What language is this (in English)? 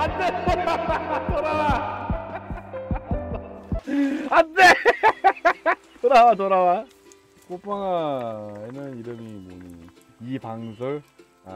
Korean